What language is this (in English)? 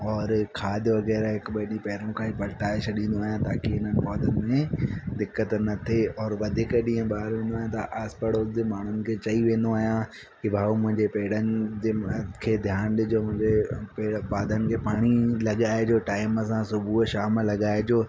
Sindhi